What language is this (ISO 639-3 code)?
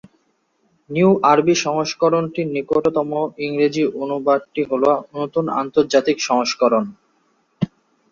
ben